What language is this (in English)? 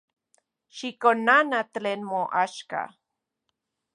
Central Puebla Nahuatl